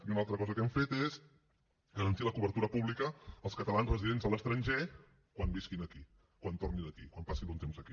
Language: Catalan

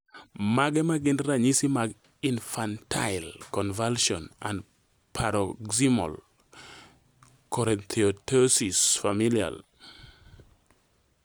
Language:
Luo (Kenya and Tanzania)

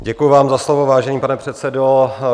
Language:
Czech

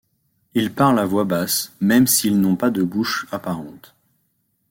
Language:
French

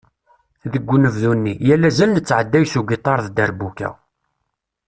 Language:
Kabyle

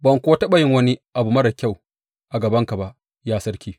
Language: Hausa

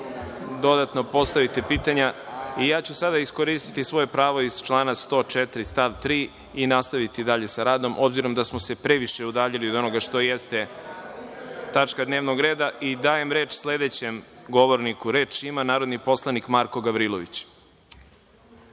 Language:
Serbian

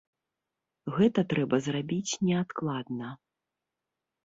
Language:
Belarusian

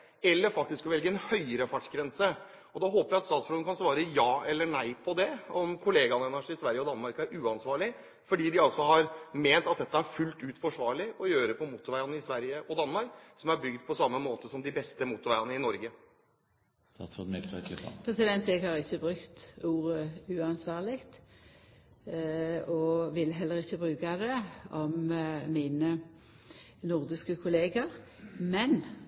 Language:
Norwegian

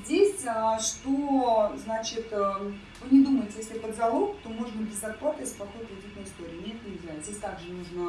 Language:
Russian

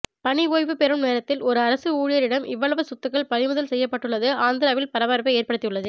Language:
Tamil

